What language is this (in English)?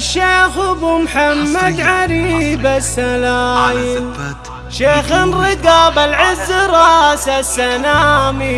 Arabic